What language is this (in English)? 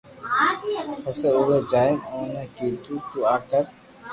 Loarki